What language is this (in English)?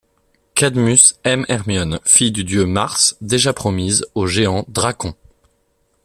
French